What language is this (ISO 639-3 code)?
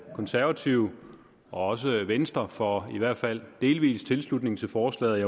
dan